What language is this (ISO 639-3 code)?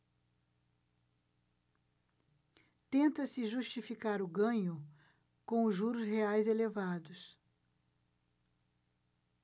por